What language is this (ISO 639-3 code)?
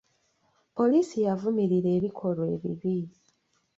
lug